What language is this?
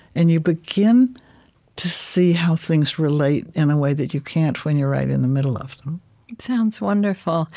English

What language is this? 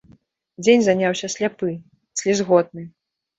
Belarusian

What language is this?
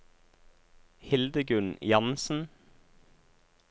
Norwegian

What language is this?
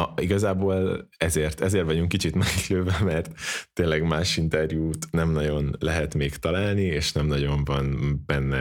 Hungarian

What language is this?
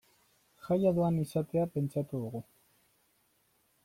Basque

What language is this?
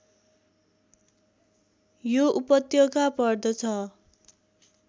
Nepali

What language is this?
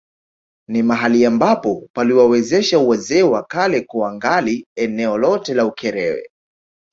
Swahili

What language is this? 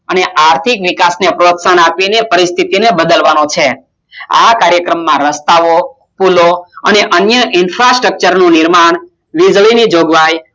Gujarati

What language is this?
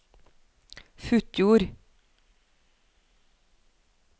Norwegian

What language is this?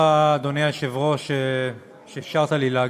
Hebrew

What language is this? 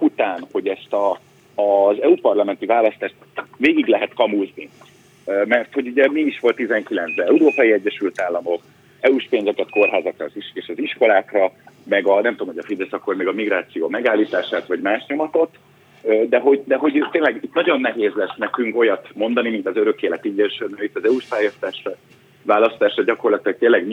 Hungarian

